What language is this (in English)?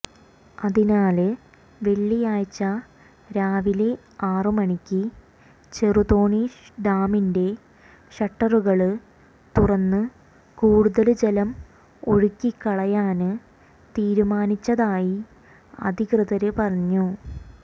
Malayalam